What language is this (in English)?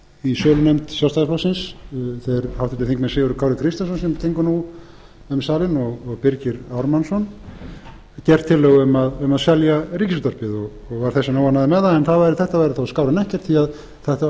Icelandic